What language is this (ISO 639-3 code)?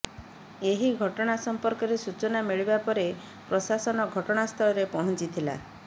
ori